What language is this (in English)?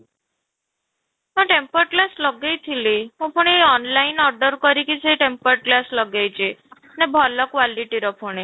Odia